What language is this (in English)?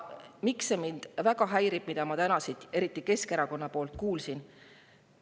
Estonian